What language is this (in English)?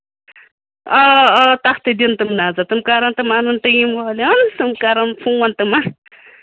Kashmiri